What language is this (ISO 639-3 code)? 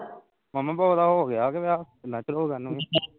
pan